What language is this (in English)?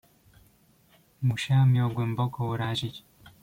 Polish